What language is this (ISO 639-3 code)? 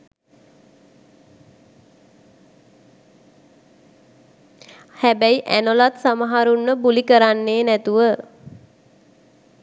sin